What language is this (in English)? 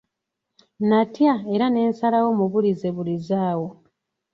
Ganda